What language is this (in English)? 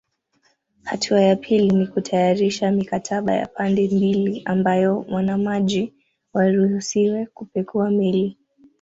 Swahili